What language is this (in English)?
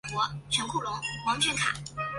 Chinese